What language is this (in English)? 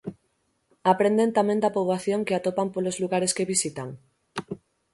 Galician